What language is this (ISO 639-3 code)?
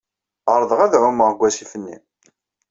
kab